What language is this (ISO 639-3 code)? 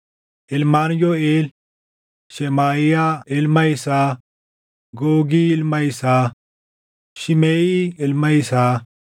orm